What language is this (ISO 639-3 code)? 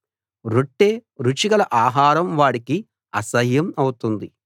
tel